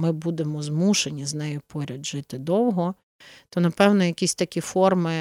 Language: Ukrainian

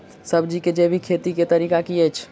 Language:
Maithili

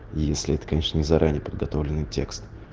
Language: Russian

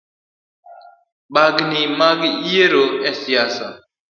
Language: Luo (Kenya and Tanzania)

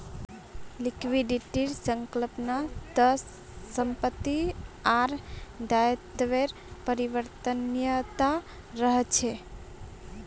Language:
Magahi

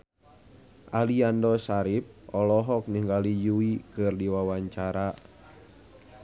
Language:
Sundanese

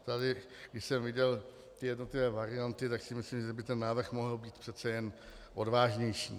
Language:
Czech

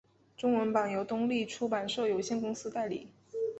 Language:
Chinese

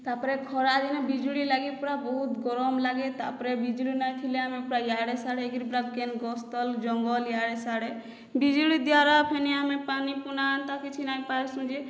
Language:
Odia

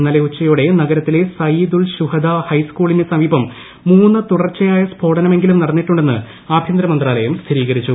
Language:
Malayalam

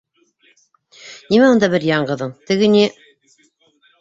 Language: Bashkir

